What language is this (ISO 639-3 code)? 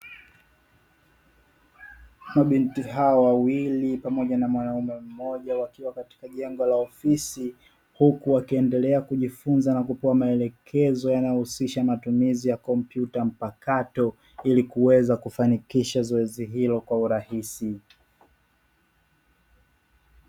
swa